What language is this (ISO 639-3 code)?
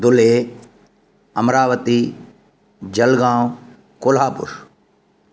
snd